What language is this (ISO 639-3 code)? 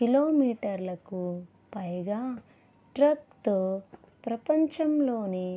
tel